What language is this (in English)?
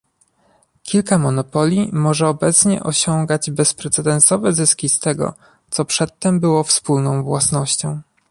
Polish